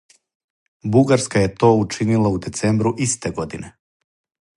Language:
Serbian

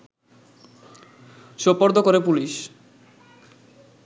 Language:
Bangla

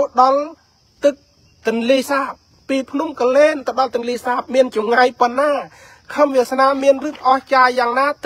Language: Thai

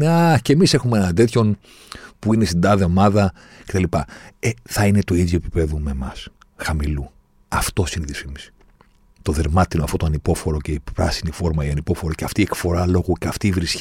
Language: Greek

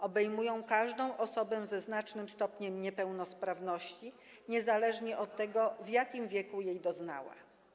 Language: Polish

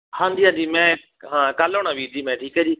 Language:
Punjabi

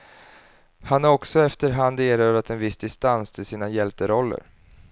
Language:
Swedish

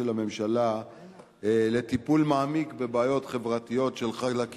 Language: Hebrew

